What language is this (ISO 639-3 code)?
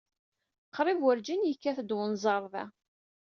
kab